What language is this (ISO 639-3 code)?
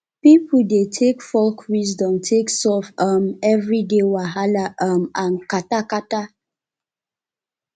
pcm